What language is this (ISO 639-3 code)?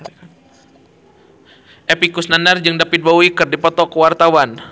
sun